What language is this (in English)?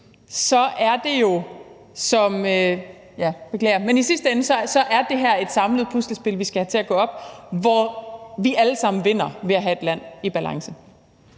Danish